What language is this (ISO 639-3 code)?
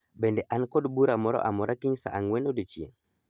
luo